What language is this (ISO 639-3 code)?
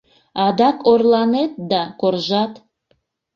chm